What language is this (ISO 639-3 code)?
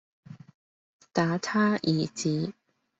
yue